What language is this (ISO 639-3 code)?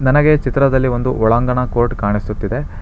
kan